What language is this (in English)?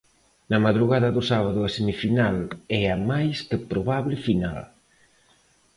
Galician